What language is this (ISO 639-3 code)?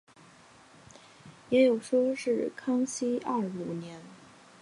zho